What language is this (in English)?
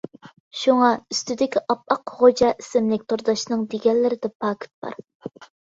Uyghur